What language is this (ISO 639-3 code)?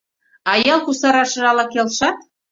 chm